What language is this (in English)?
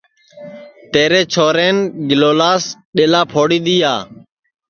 Sansi